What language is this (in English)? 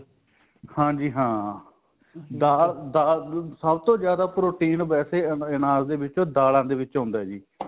Punjabi